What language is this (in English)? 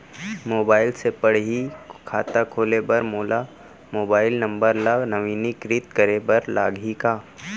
Chhattisgarhi